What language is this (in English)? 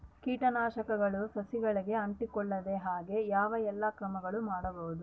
Kannada